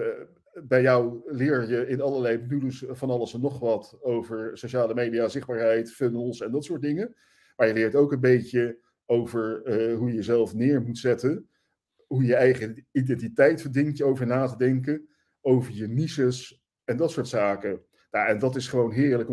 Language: Dutch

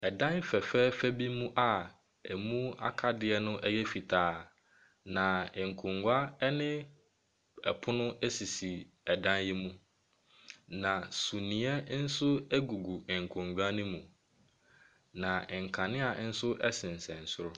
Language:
Akan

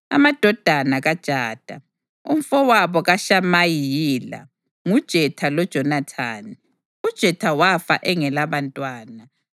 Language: North Ndebele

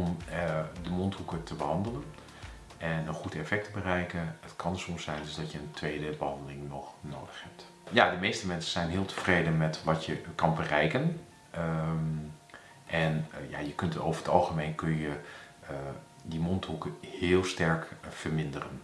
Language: Dutch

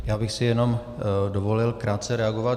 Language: Czech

